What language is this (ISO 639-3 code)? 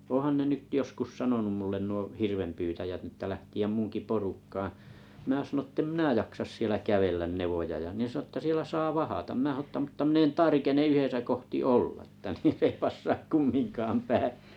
fin